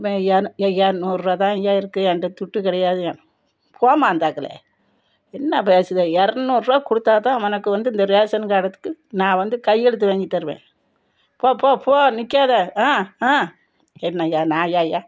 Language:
Tamil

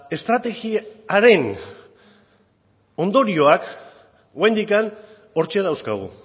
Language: Basque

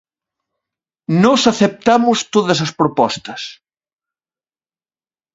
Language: Galician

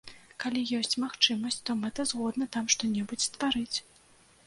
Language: Belarusian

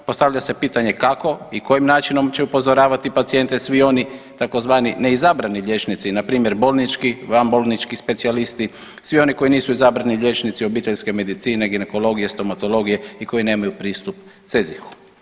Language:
Croatian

